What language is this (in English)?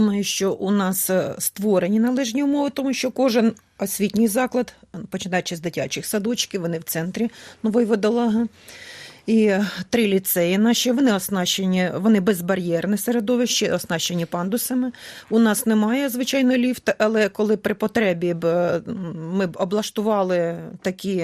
Ukrainian